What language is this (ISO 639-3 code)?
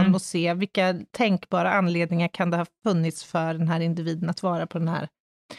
swe